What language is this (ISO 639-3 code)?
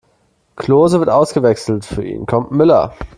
deu